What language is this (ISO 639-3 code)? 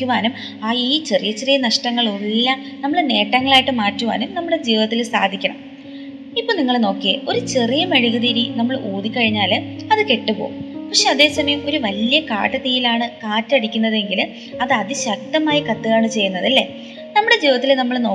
mal